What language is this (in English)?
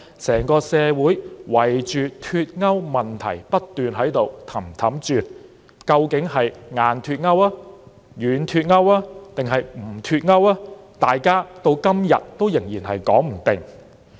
Cantonese